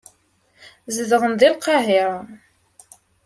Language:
Kabyle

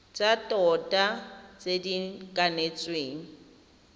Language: Tswana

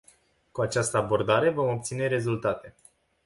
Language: Romanian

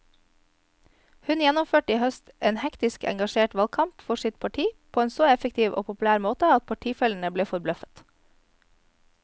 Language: Norwegian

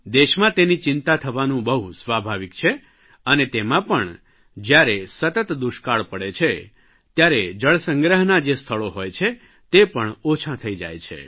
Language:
Gujarati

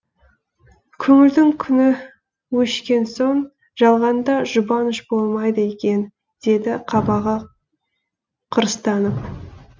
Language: Kazakh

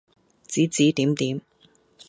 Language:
Cantonese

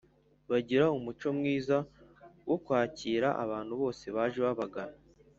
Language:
Kinyarwanda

